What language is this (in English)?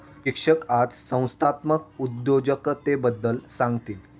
Marathi